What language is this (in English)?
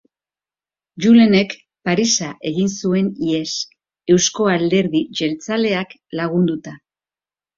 Basque